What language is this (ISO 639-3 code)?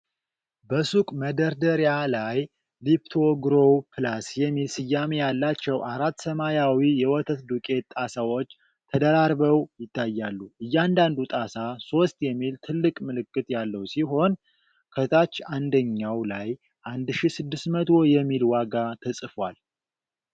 amh